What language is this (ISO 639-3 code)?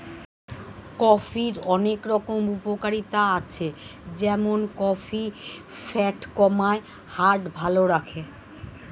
ben